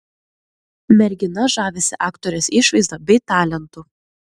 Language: Lithuanian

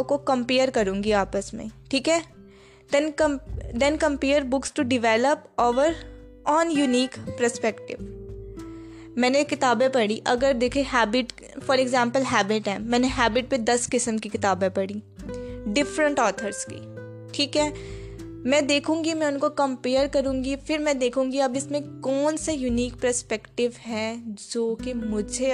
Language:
Urdu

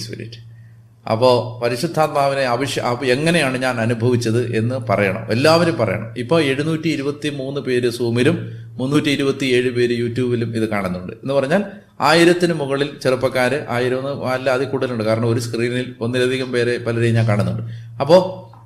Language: Malayalam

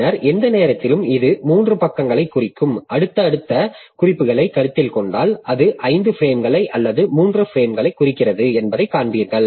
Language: Tamil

